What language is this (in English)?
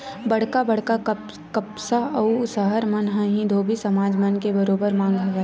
Chhattisgarhi